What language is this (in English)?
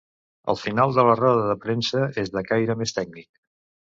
Catalan